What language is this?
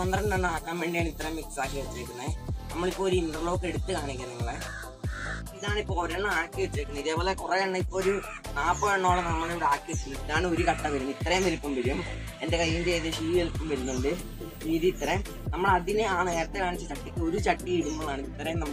Thai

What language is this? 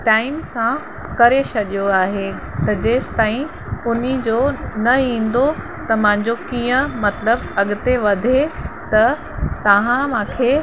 Sindhi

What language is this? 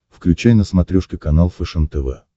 Russian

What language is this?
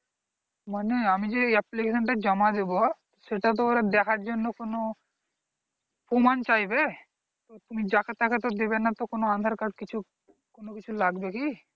Bangla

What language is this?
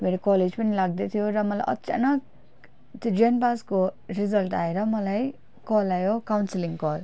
Nepali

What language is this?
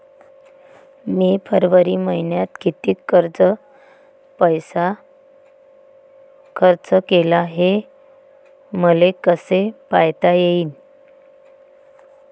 Marathi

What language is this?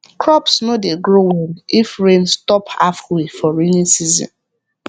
Nigerian Pidgin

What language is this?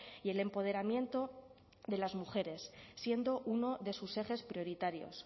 Spanish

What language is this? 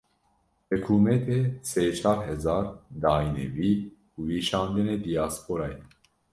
Kurdish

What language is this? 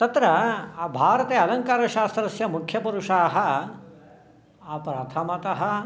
Sanskrit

